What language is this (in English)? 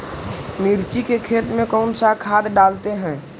Magahi